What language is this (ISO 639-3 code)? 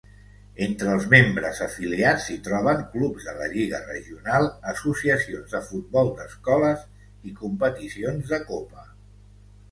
cat